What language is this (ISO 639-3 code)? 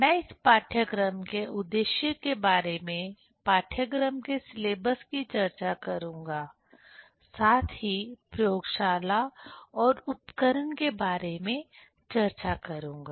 hin